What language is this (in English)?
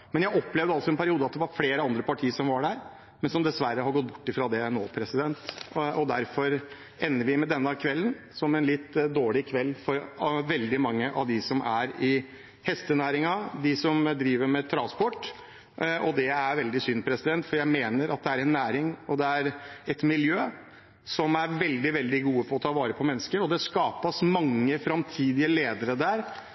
Norwegian Bokmål